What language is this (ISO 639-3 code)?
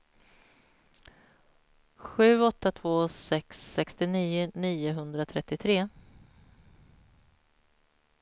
swe